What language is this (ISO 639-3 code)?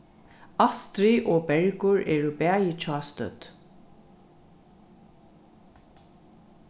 fao